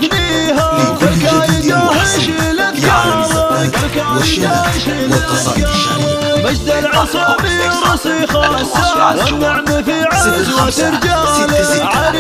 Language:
Arabic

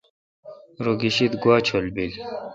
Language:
Kalkoti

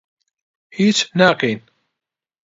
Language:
Central Kurdish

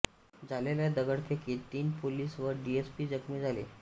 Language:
Marathi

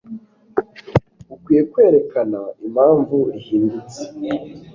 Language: Kinyarwanda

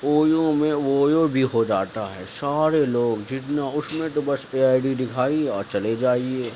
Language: Urdu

